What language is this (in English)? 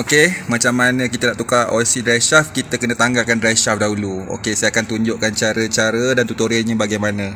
Malay